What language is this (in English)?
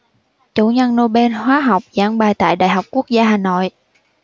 Vietnamese